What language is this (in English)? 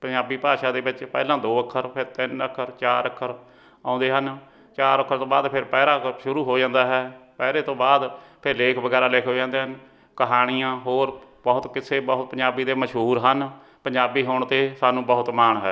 Punjabi